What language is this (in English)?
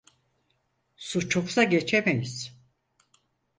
Turkish